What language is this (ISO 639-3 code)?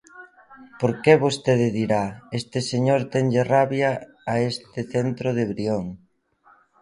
glg